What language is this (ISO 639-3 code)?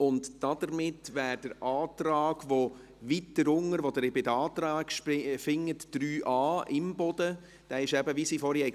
gsw